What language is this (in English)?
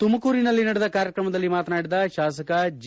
Kannada